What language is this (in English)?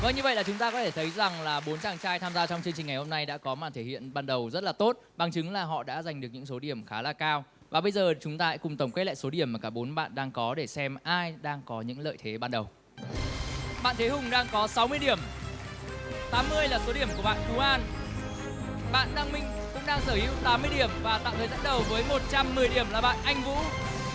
Vietnamese